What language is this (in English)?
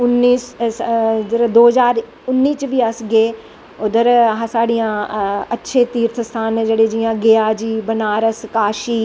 Dogri